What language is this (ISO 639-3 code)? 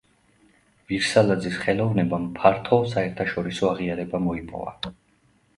kat